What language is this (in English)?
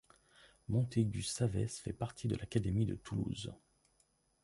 French